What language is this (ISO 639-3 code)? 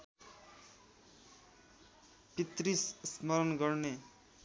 nep